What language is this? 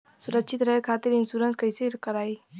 Bhojpuri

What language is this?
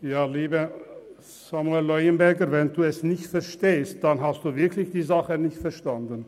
Swiss German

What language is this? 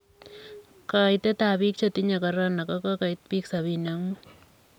Kalenjin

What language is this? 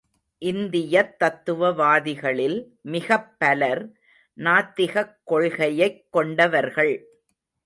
Tamil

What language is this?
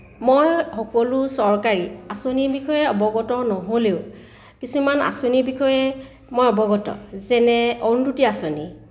Assamese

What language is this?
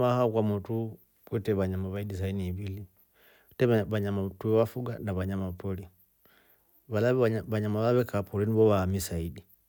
Rombo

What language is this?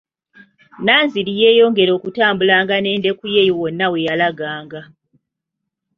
Ganda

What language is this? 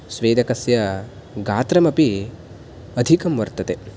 Sanskrit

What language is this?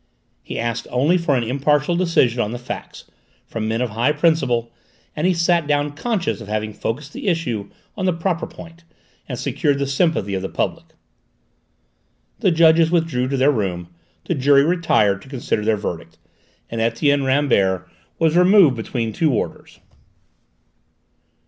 English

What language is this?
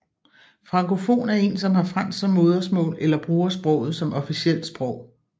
Danish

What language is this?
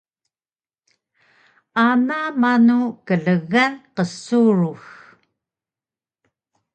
Taroko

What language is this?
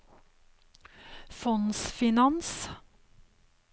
Norwegian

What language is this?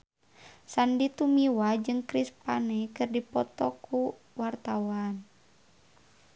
Sundanese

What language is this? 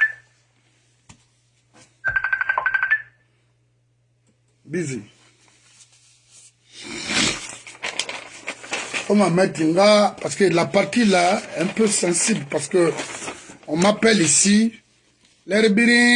French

